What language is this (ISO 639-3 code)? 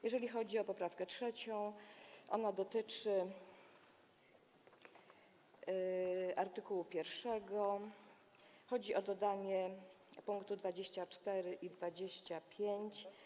pol